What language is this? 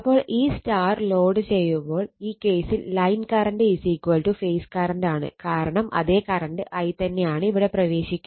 Malayalam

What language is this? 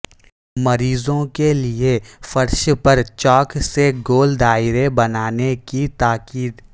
Urdu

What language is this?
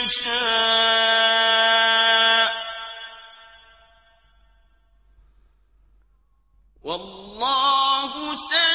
Arabic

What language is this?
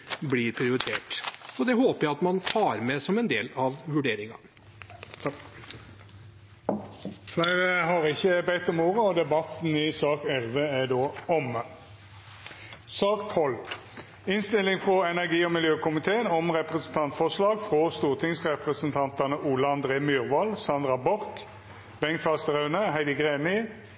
Norwegian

